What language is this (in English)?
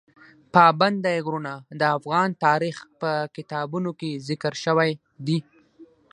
Pashto